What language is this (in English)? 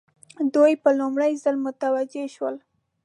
Pashto